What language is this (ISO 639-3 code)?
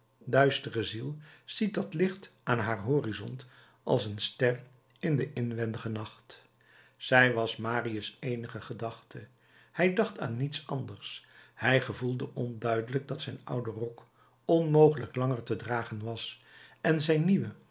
nld